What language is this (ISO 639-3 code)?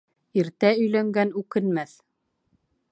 bak